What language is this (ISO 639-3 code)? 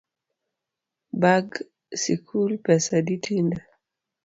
luo